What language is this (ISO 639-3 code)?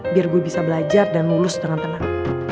ind